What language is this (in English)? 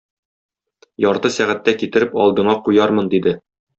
Tatar